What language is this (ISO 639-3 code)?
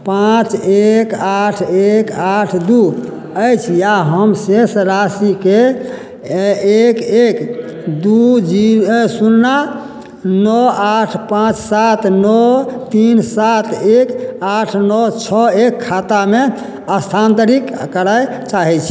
mai